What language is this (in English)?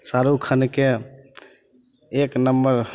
Maithili